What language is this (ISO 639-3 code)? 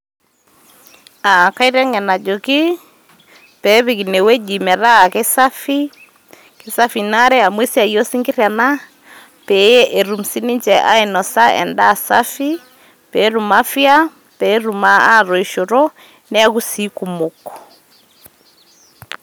mas